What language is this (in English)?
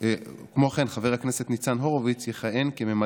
Hebrew